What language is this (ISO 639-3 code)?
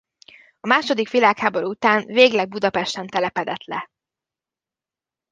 hun